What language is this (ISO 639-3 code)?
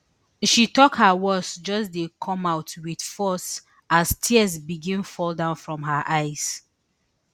pcm